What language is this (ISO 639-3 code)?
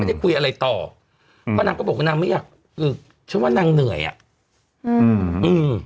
tha